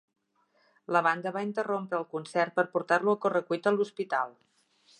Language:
Catalan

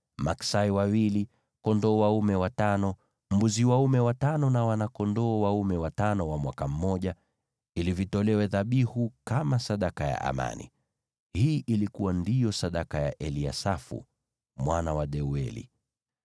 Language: Swahili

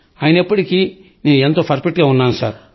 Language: Telugu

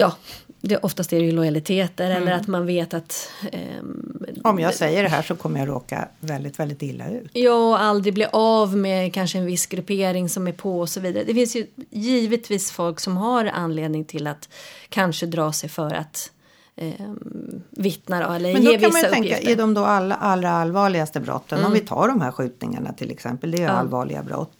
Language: Swedish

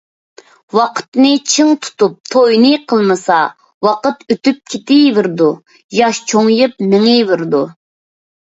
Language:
Uyghur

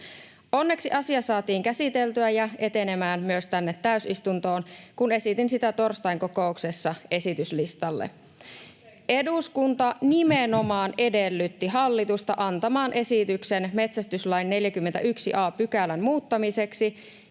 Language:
Finnish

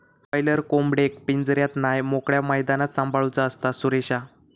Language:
Marathi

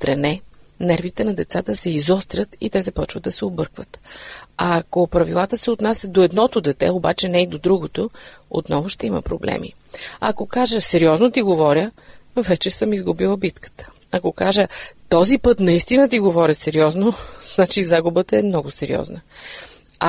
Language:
Bulgarian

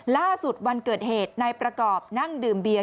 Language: Thai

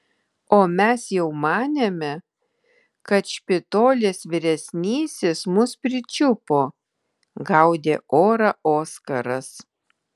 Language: Lithuanian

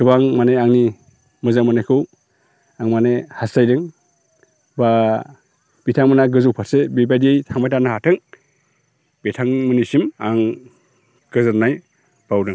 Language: Bodo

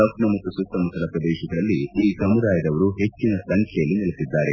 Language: Kannada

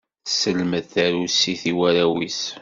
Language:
Kabyle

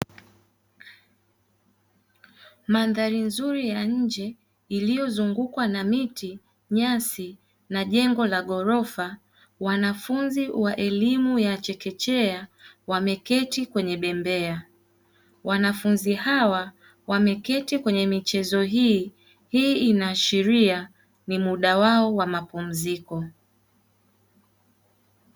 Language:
Swahili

